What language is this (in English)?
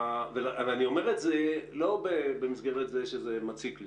Hebrew